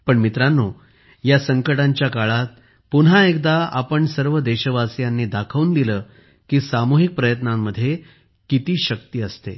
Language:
Marathi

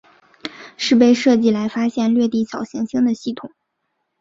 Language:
Chinese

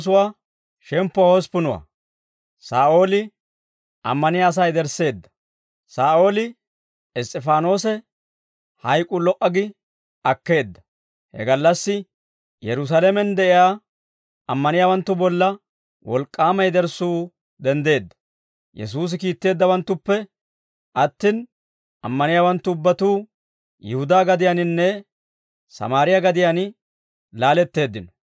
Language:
Dawro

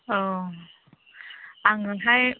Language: Bodo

